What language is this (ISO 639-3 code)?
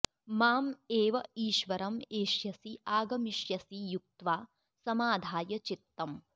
san